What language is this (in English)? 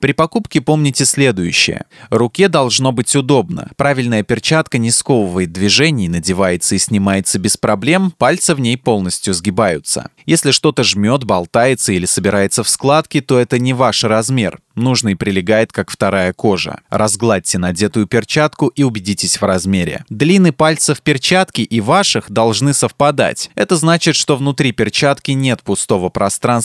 Russian